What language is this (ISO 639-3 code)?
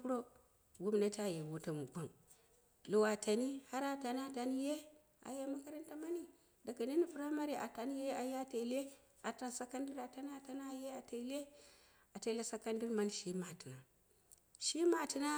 kna